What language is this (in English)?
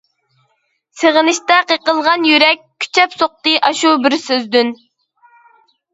Uyghur